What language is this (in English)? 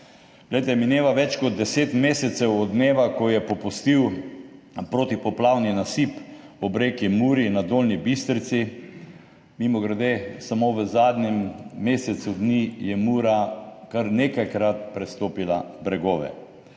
Slovenian